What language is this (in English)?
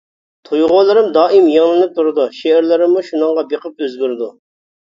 Uyghur